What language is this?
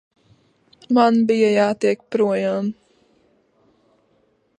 Latvian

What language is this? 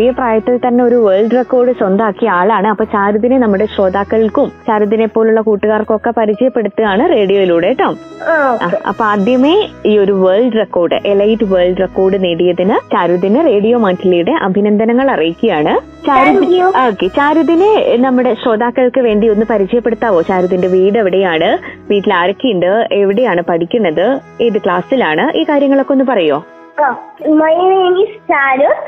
Malayalam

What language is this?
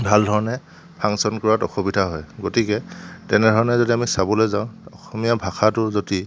Assamese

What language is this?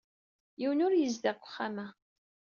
Kabyle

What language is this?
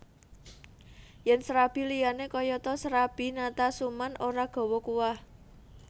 Javanese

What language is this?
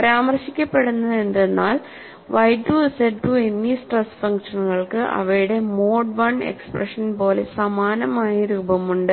Malayalam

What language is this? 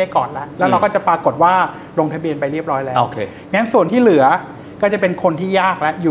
Thai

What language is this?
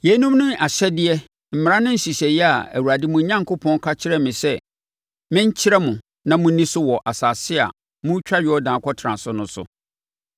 Akan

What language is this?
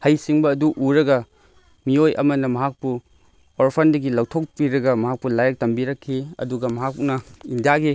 Manipuri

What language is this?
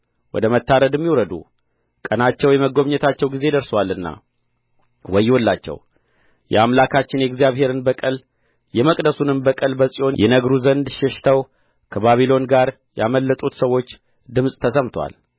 Amharic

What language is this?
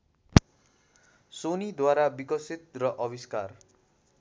Nepali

